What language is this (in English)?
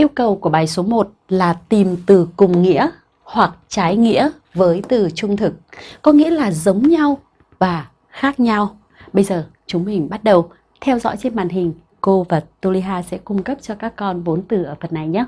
Vietnamese